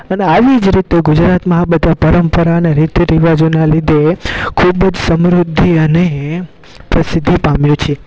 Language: Gujarati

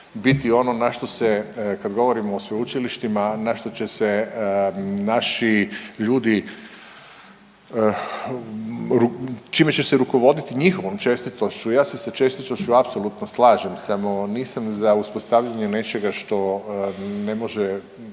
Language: Croatian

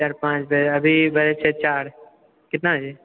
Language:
Maithili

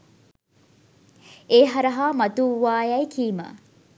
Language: Sinhala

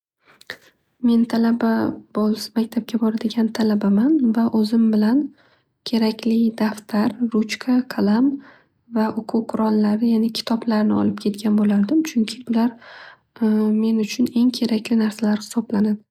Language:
Uzbek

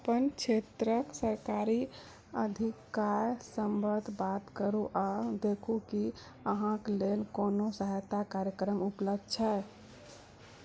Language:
Maithili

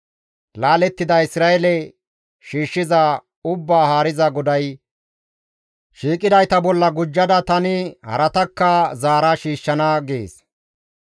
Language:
Gamo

